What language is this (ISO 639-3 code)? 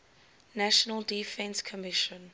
eng